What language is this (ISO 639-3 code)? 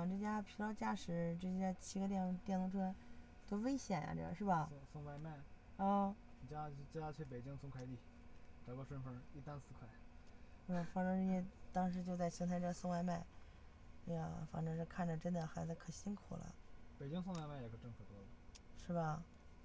zho